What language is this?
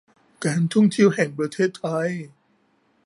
Thai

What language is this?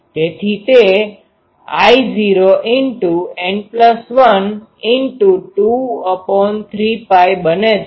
Gujarati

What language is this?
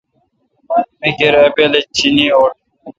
Kalkoti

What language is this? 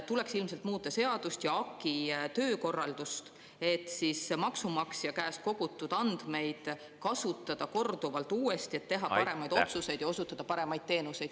Estonian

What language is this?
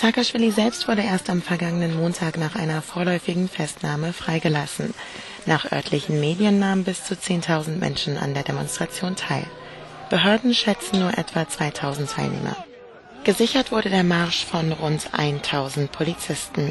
German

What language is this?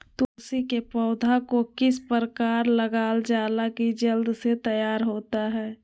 Magahi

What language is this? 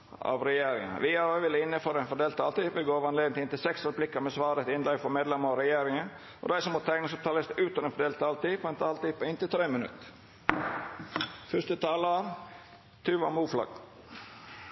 Norwegian Nynorsk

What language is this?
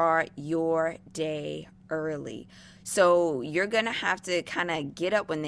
English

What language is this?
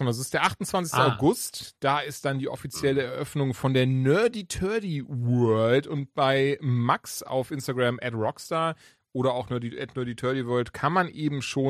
German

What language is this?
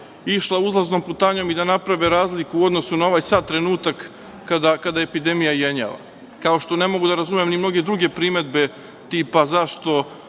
Serbian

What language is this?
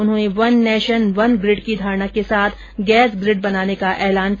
Hindi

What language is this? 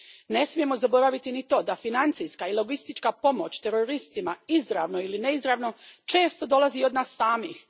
Croatian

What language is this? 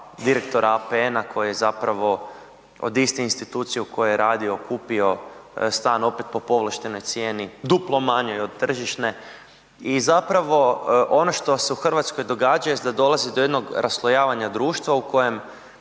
Croatian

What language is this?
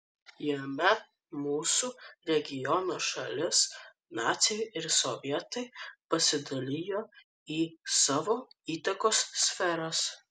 Lithuanian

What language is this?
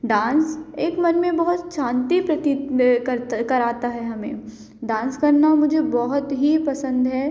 Hindi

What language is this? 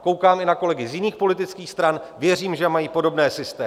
Czech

